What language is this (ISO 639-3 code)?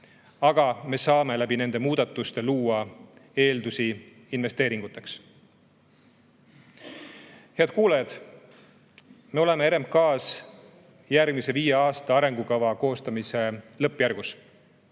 est